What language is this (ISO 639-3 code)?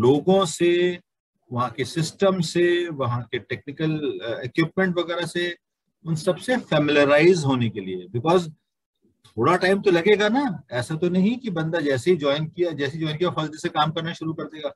hin